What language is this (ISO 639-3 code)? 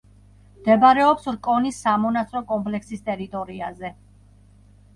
kat